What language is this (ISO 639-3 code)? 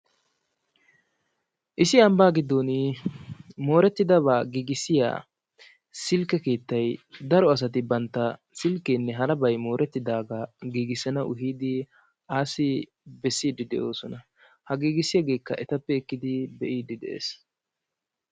wal